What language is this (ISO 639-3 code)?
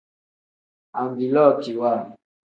kdh